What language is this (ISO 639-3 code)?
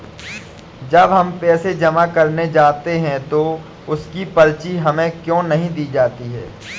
hin